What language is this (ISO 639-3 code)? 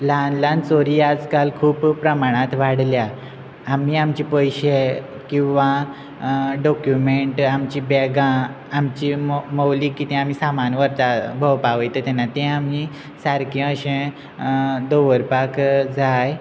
kok